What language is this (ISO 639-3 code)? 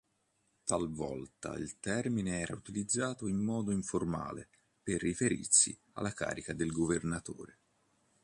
ita